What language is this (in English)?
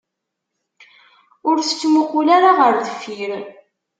Kabyle